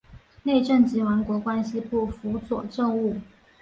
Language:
Chinese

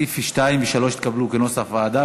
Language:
Hebrew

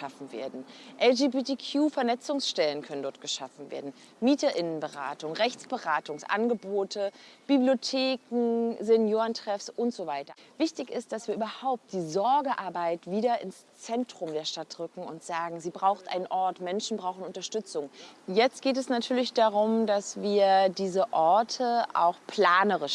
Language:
German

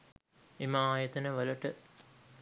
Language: Sinhala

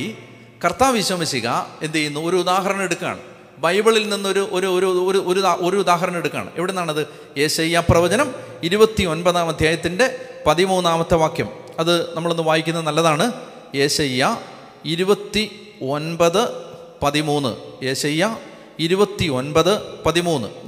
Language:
Malayalam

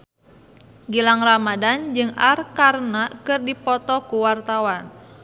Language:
Sundanese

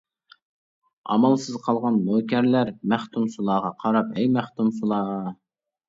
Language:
Uyghur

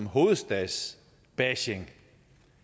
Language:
Danish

